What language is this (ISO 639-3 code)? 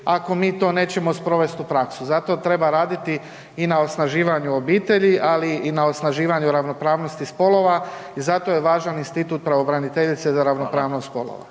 hrv